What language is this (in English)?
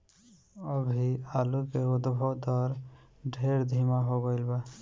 Bhojpuri